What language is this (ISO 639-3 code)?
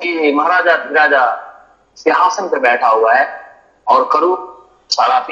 hin